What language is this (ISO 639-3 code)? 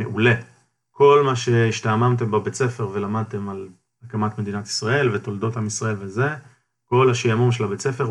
heb